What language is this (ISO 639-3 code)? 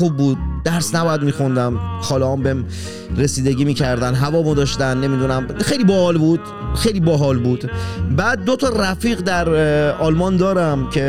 fas